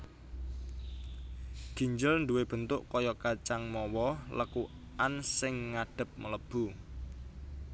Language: Javanese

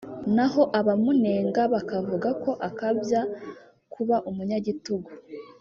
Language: Kinyarwanda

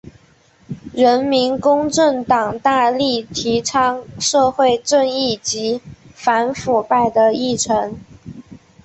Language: Chinese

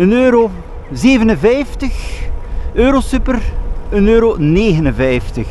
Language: Dutch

